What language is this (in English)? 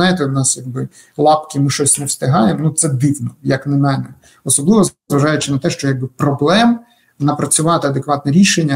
Ukrainian